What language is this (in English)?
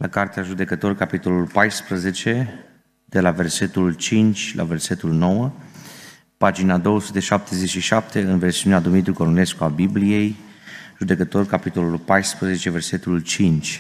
Romanian